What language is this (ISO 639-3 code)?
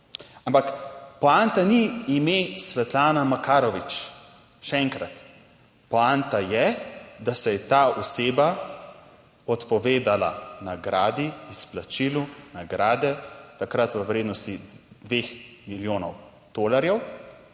slv